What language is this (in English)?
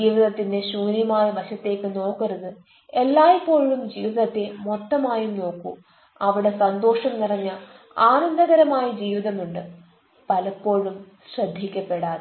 Malayalam